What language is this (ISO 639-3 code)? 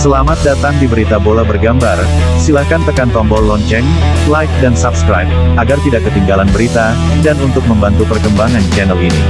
ind